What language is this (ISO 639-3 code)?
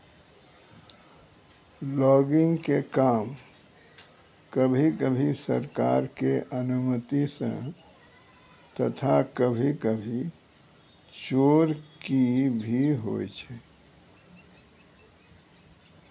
mai